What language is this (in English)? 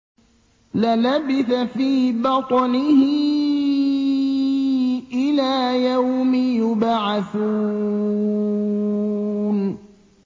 Arabic